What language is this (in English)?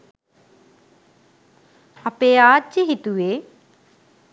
Sinhala